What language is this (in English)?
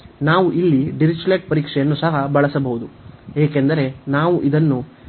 Kannada